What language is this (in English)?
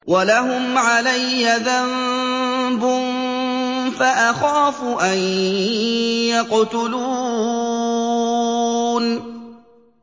Arabic